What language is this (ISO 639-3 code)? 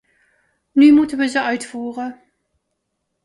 nld